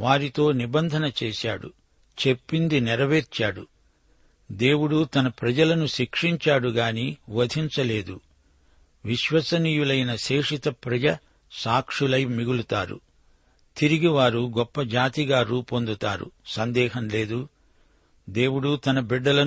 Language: Telugu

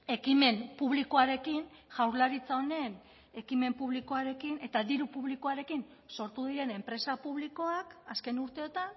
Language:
Basque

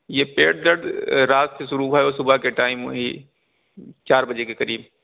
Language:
Urdu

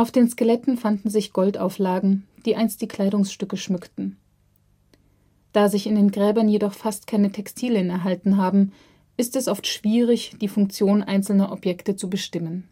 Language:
German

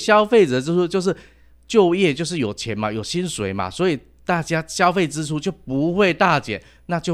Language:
Chinese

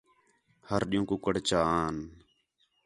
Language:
Khetrani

